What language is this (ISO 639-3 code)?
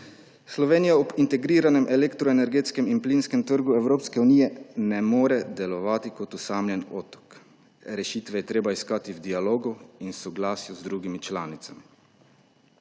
slv